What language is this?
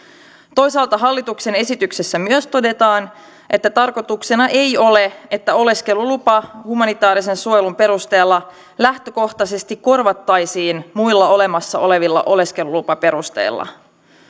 Finnish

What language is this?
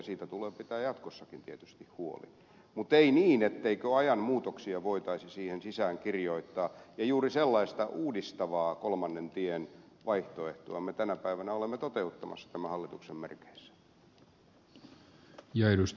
Finnish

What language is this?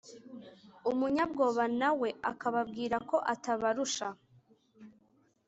Kinyarwanda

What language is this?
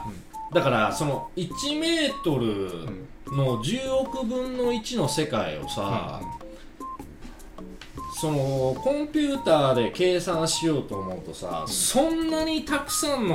Japanese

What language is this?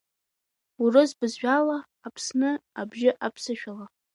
Abkhazian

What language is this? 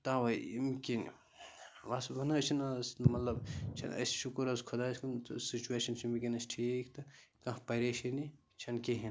Kashmiri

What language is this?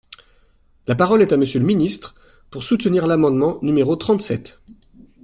French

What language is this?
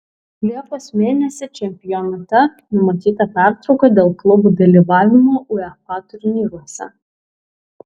Lithuanian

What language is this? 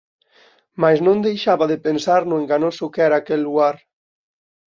Galician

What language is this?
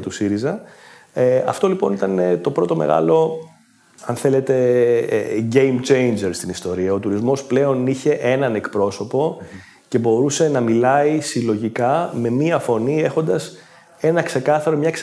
Greek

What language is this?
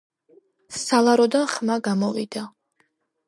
Georgian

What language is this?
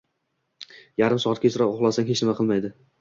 Uzbek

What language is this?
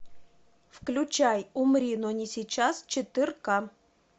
Russian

